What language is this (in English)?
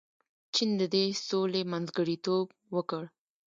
Pashto